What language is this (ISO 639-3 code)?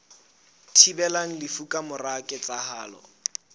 sot